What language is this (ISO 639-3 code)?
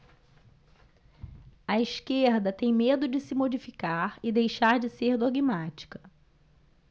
por